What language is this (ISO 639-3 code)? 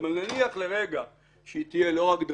heb